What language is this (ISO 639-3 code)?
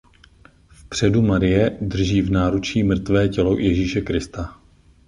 ces